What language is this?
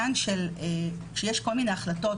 Hebrew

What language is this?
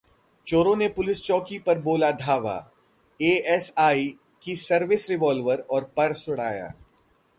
Hindi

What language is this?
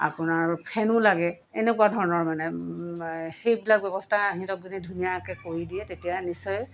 Assamese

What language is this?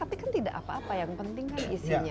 Indonesian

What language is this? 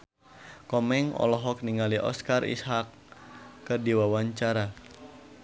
Sundanese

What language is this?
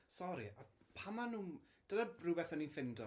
Welsh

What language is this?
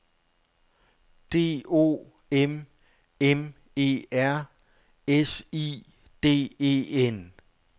Danish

